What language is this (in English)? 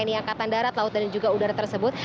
Indonesian